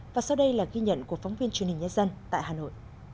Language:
Vietnamese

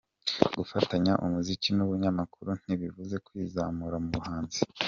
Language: Kinyarwanda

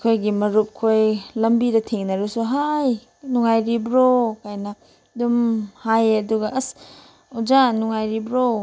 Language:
Manipuri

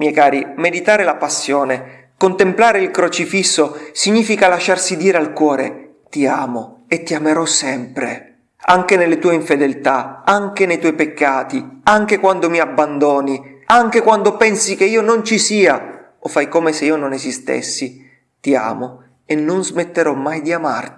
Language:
Italian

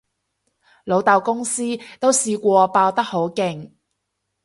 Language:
Cantonese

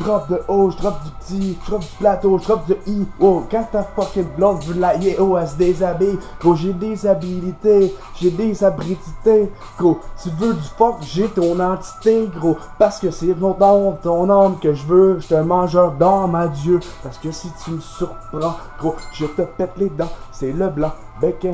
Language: French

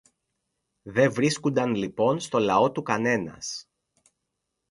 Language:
Greek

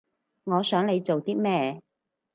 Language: Cantonese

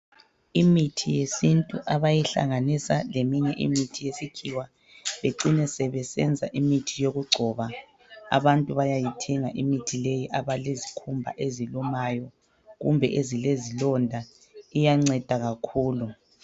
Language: North Ndebele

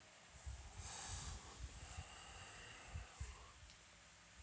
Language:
Russian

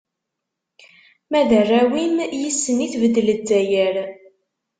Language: Kabyle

